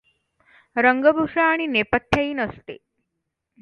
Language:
Marathi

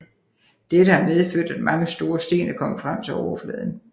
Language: Danish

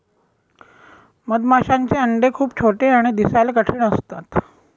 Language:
Marathi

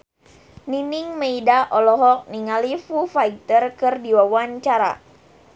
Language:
Sundanese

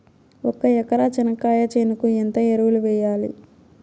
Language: Telugu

